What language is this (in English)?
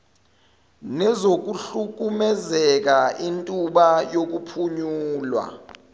Zulu